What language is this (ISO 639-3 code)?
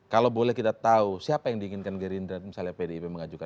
ind